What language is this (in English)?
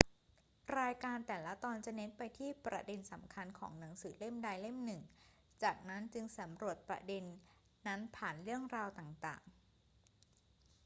Thai